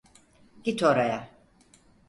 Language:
Turkish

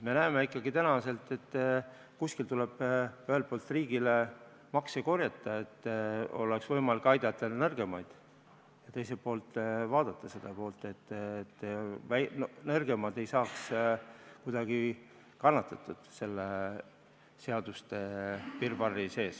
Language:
Estonian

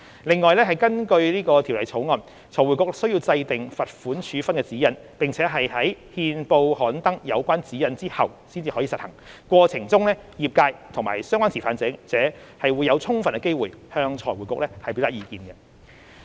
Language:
Cantonese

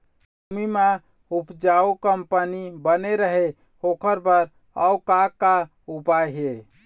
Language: Chhattisgarhi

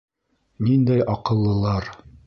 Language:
Bashkir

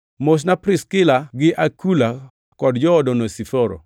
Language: Luo (Kenya and Tanzania)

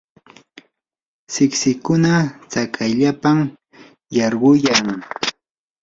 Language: Yanahuanca Pasco Quechua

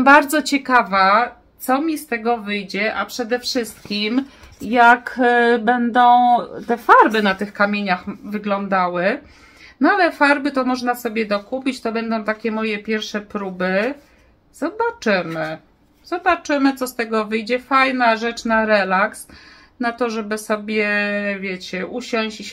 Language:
Polish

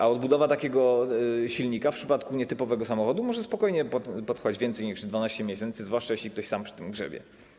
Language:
Polish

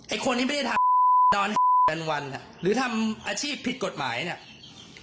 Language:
Thai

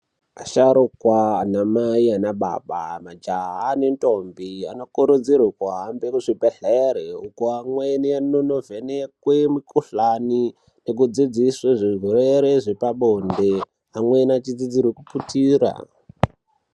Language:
Ndau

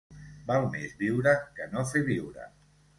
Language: Catalan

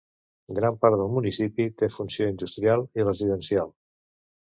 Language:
Catalan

